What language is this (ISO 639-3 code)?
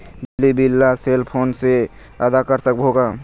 hne